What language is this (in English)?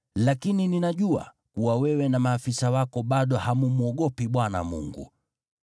Swahili